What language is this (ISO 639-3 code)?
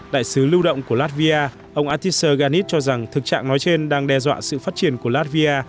vie